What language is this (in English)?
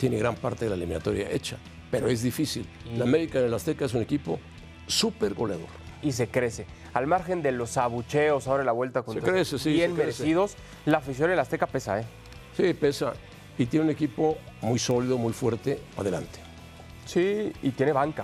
Spanish